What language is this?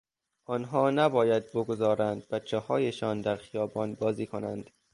Persian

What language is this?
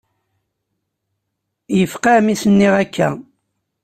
Kabyle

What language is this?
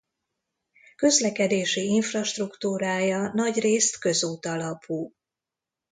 Hungarian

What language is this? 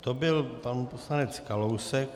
Czech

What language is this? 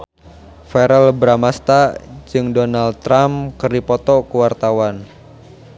Sundanese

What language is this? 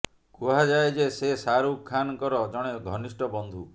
Odia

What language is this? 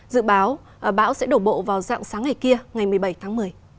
Vietnamese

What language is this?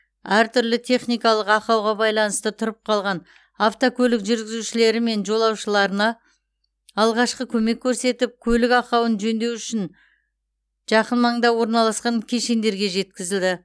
Kazakh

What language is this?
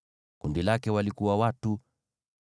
Swahili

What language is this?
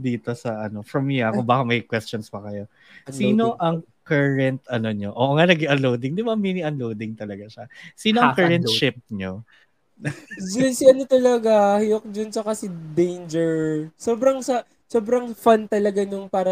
Filipino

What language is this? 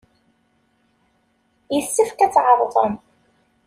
Kabyle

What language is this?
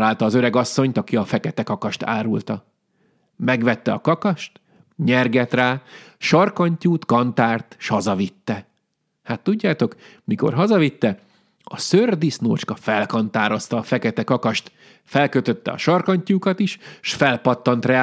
Hungarian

